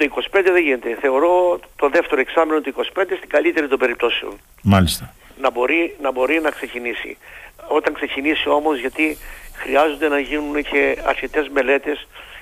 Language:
Greek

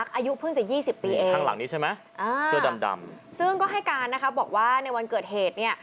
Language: Thai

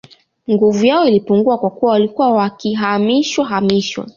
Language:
Swahili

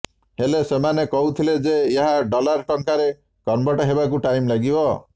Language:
Odia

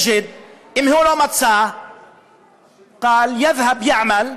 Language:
Hebrew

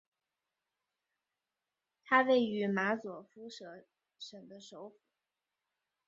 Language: Chinese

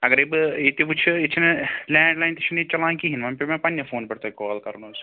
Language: Kashmiri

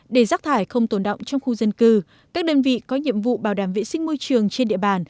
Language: Vietnamese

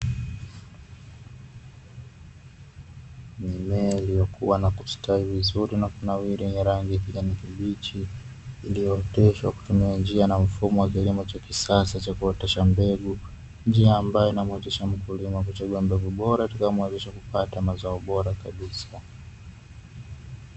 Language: Swahili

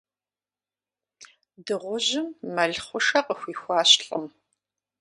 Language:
Kabardian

